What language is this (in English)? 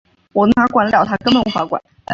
Chinese